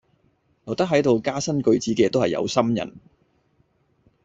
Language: Cantonese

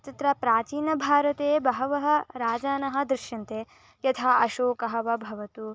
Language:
Sanskrit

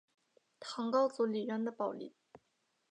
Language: Chinese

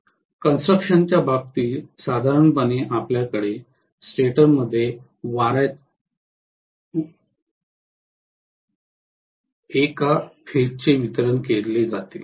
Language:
Marathi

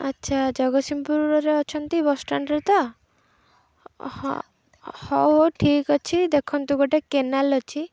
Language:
Odia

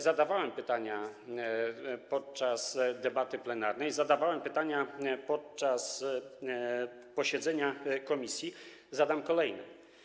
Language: Polish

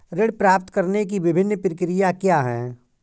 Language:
Hindi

